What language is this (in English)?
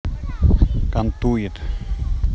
Russian